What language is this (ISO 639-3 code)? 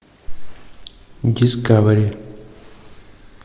rus